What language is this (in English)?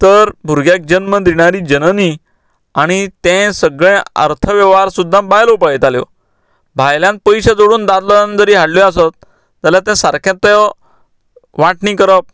Konkani